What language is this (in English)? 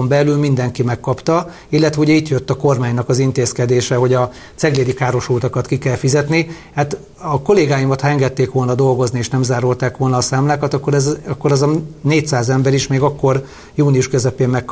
Hungarian